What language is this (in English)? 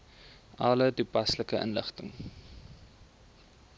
Afrikaans